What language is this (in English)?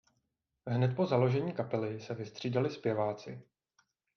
Czech